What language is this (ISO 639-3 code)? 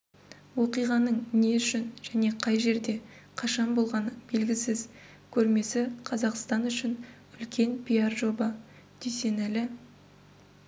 kaz